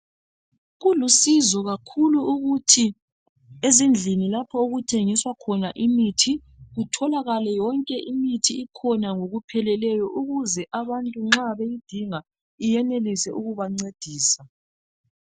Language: North Ndebele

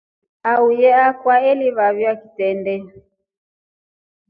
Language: Rombo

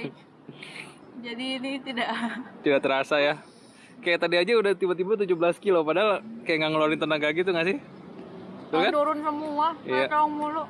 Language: Indonesian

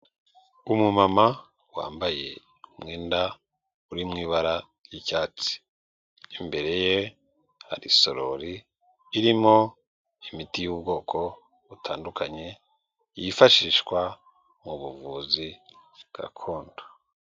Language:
Kinyarwanda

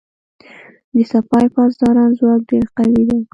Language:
Pashto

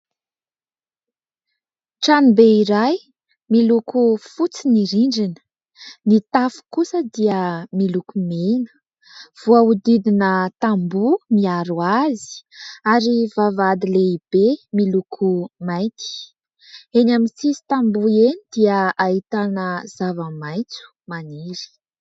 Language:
Malagasy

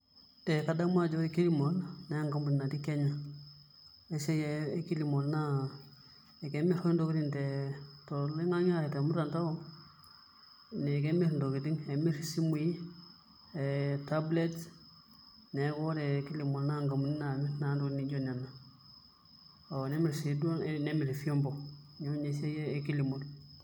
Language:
Masai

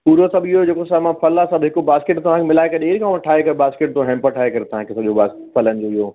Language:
Sindhi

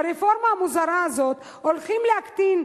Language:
Hebrew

